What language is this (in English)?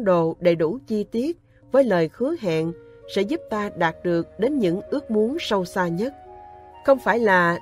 Vietnamese